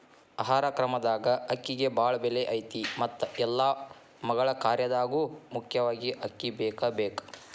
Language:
Kannada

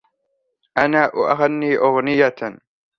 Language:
Arabic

